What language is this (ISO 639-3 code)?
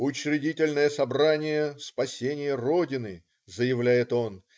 rus